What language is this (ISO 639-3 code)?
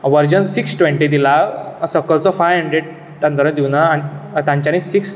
kok